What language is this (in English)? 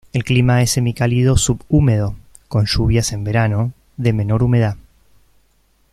Spanish